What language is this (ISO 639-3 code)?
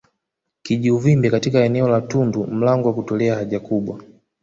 swa